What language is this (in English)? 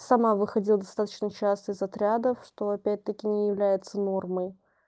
Russian